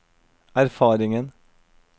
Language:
Norwegian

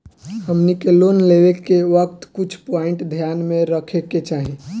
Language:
Bhojpuri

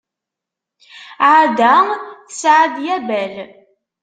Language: Kabyle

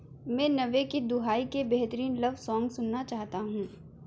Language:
Urdu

